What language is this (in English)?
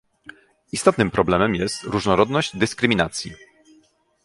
Polish